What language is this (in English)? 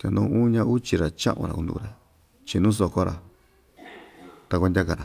Ixtayutla Mixtec